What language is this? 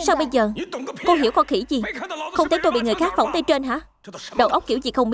Vietnamese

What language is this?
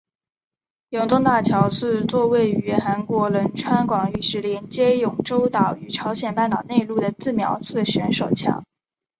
Chinese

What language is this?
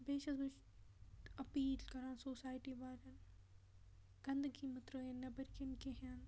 Kashmiri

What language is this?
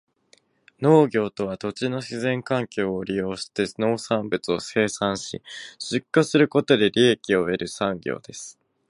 Japanese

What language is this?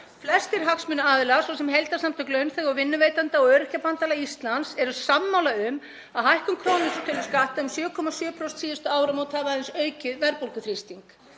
Icelandic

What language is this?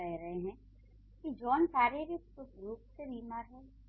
Hindi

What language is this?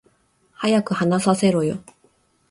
Japanese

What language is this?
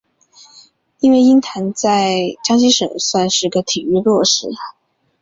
Chinese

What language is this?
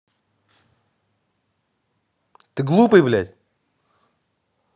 Russian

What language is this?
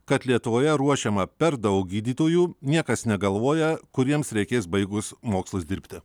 Lithuanian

